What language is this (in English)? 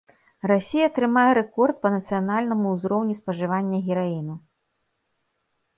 Belarusian